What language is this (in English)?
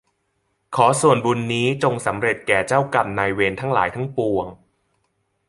Thai